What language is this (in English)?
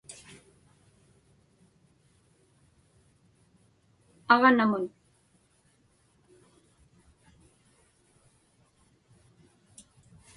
Inupiaq